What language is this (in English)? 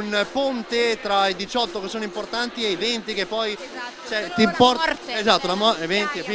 Italian